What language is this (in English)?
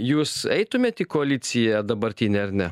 Lithuanian